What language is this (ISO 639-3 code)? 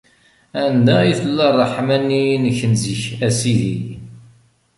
kab